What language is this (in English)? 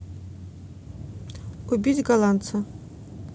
Russian